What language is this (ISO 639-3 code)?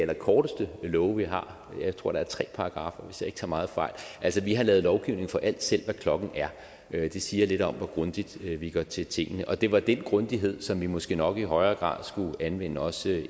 dan